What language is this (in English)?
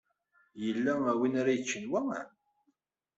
Kabyle